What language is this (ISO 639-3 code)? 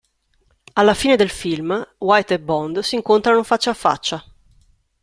ita